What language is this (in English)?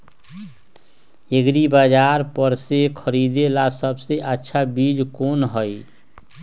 Magahi